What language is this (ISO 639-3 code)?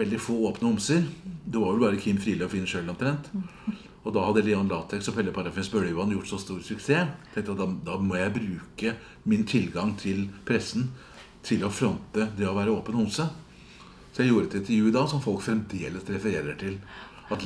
nor